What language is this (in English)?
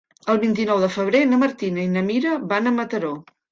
Catalan